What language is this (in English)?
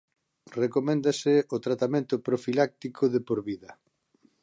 Galician